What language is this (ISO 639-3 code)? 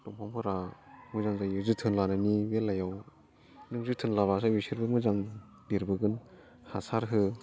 brx